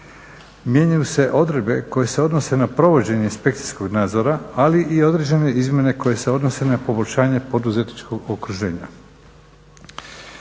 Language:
Croatian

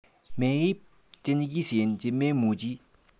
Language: Kalenjin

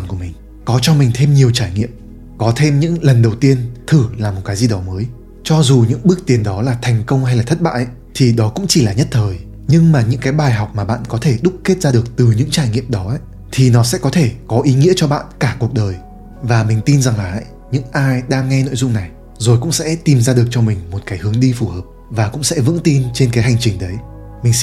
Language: Vietnamese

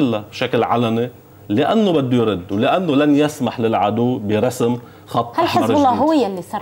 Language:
Arabic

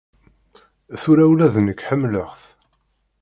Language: Kabyle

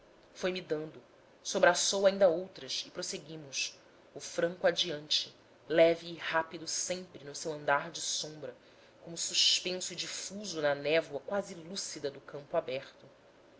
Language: Portuguese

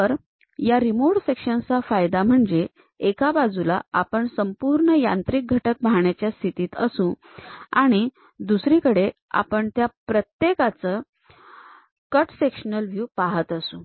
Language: Marathi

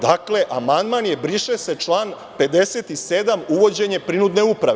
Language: Serbian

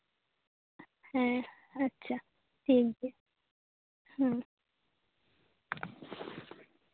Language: Santali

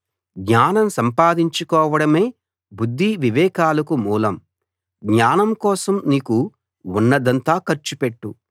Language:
Telugu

